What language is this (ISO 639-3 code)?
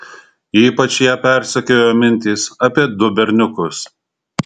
lit